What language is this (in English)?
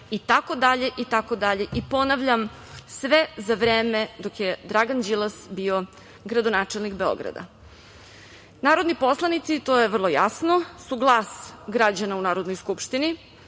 Serbian